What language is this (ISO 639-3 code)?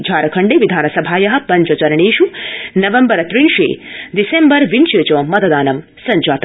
san